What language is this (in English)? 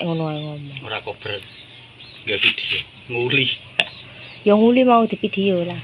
Indonesian